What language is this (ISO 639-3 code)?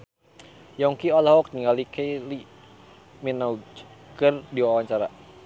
sun